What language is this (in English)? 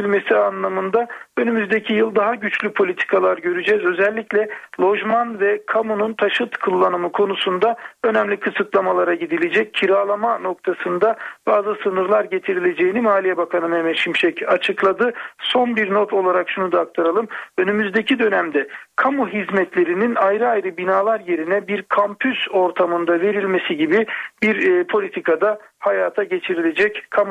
Turkish